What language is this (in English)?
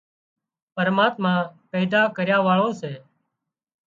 Wadiyara Koli